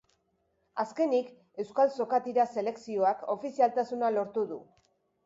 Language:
Basque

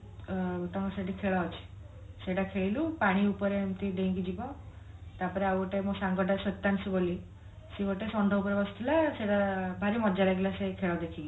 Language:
Odia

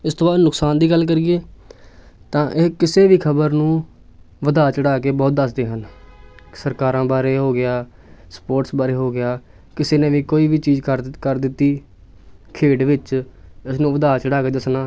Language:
Punjabi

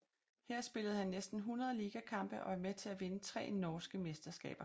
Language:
Danish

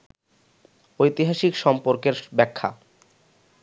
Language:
Bangla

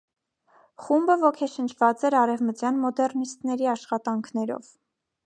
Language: Armenian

